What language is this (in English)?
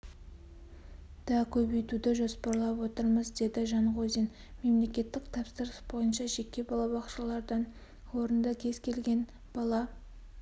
Kazakh